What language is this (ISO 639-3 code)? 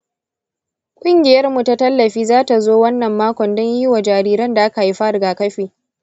hau